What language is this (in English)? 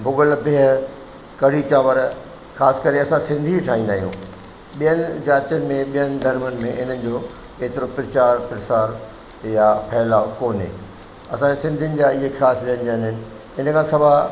Sindhi